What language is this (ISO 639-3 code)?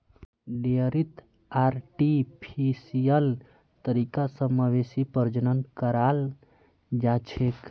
mag